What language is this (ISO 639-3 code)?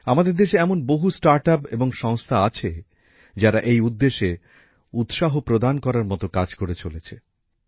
ben